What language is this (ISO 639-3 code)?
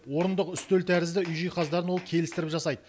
kaz